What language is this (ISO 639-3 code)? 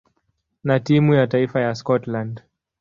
swa